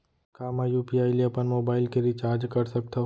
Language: Chhattisgarhi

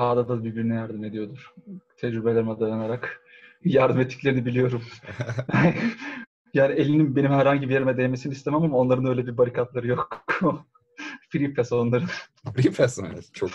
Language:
Turkish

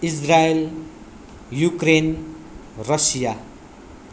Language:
Nepali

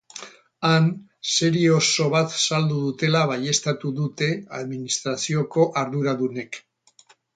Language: Basque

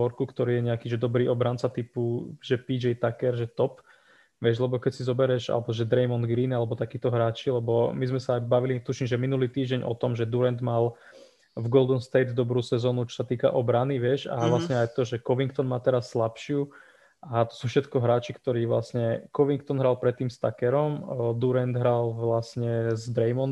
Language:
Slovak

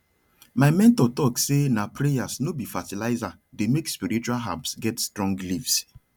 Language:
Nigerian Pidgin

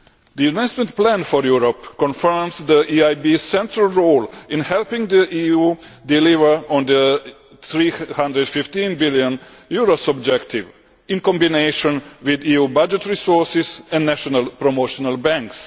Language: English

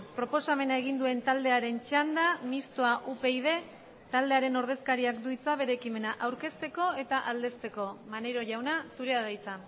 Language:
Basque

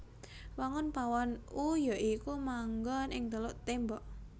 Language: Javanese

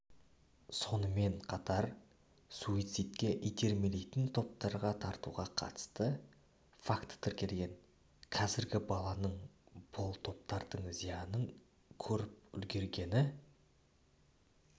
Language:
Kazakh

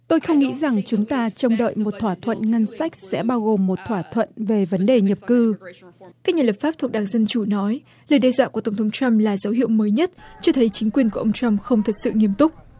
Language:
Vietnamese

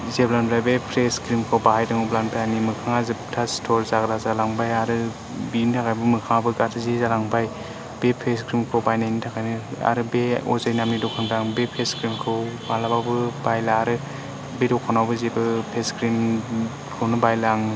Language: Bodo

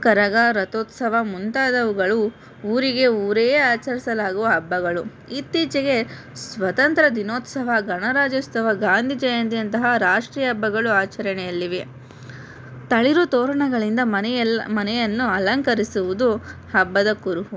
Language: Kannada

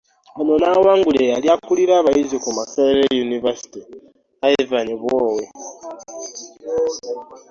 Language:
Ganda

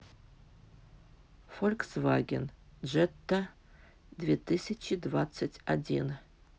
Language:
Russian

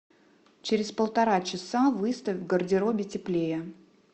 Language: Russian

